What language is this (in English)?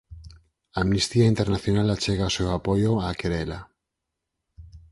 Galician